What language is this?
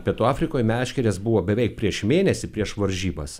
Lithuanian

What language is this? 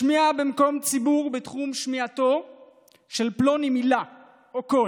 Hebrew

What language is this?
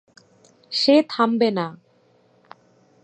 Bangla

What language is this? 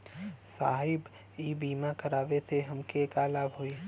Bhojpuri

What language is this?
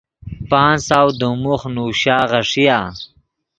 Yidgha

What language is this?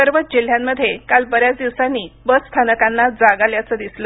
Marathi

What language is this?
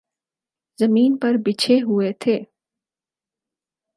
Urdu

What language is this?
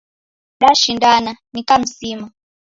Taita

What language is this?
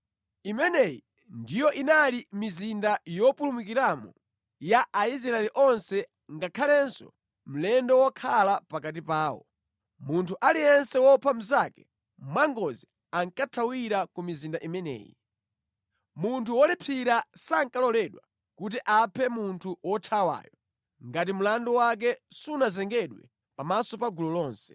Nyanja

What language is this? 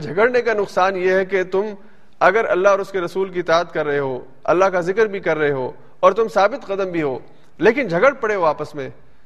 Urdu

